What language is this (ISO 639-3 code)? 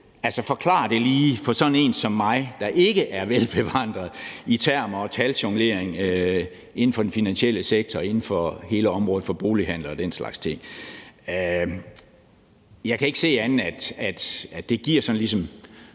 dan